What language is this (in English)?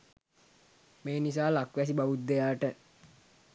Sinhala